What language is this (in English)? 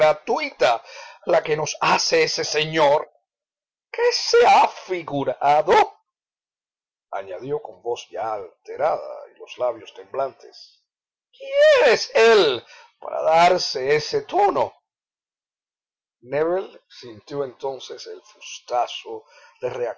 Spanish